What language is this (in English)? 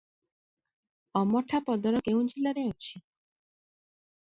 Odia